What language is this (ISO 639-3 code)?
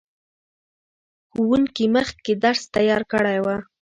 pus